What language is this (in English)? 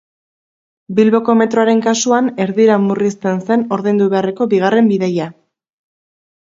Basque